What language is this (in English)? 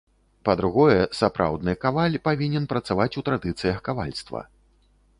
Belarusian